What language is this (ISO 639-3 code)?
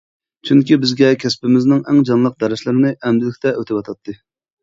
uig